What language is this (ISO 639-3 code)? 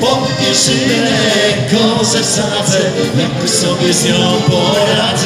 ron